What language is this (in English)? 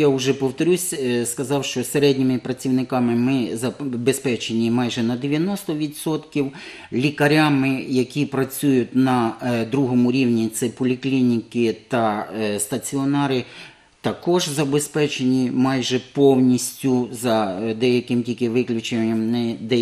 Ukrainian